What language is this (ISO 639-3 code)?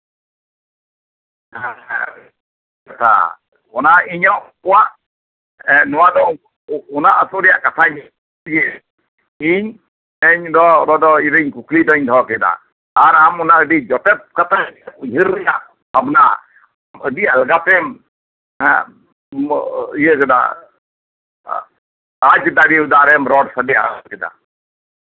sat